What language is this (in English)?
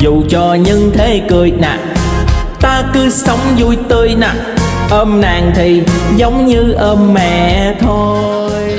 Vietnamese